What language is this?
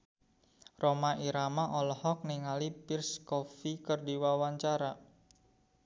Sundanese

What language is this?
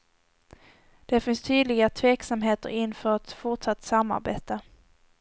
Swedish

